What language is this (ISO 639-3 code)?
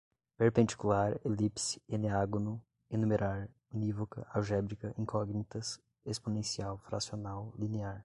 por